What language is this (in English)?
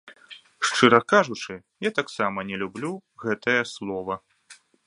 Belarusian